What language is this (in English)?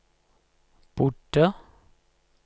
Norwegian